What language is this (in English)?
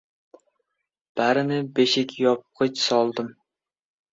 Uzbek